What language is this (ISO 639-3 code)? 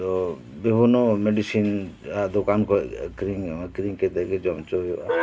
sat